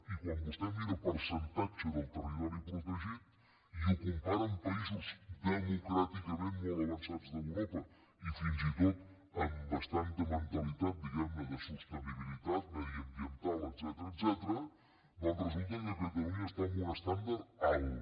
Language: Catalan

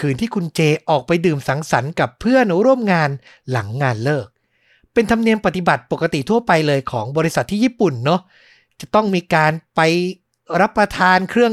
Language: Thai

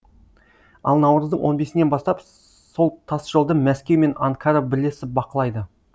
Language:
Kazakh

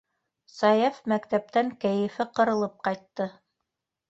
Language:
Bashkir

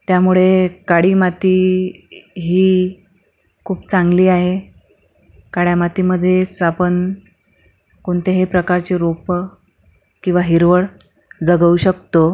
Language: Marathi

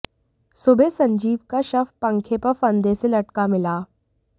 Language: Hindi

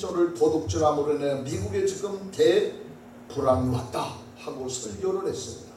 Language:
Korean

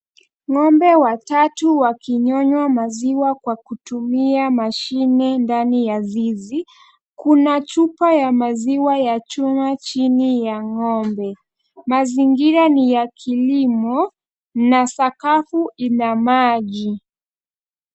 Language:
Swahili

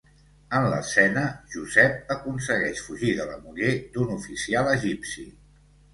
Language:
Catalan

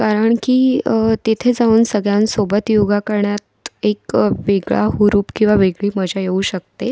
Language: Marathi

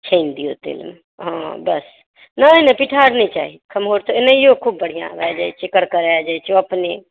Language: Maithili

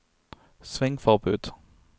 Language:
Norwegian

